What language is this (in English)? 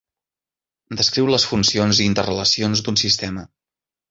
Catalan